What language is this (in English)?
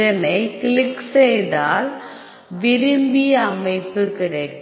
Tamil